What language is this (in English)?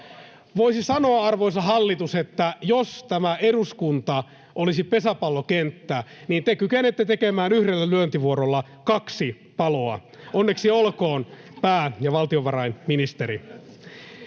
Finnish